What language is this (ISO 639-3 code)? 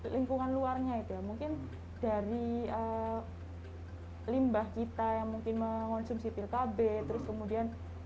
ind